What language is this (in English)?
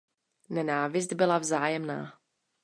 Czech